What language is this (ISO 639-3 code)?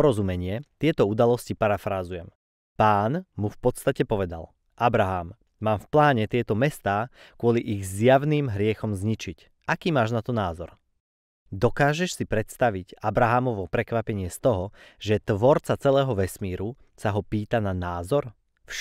slk